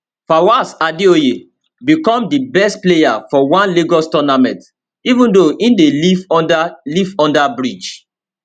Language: Nigerian Pidgin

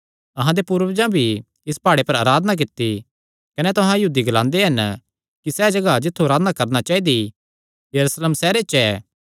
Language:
Kangri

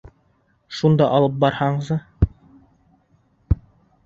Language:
Bashkir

